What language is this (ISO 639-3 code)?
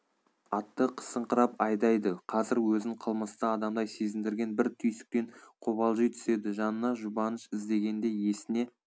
kaz